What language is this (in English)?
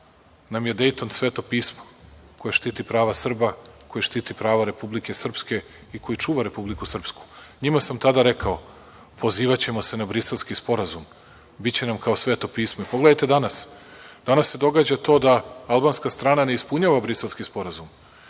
Serbian